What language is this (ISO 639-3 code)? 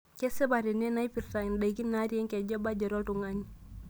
mas